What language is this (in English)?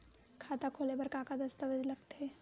Chhattisgarhi